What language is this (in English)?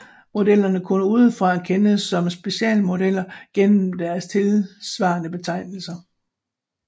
Danish